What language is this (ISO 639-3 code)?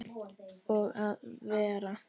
isl